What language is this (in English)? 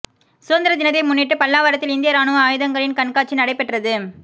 Tamil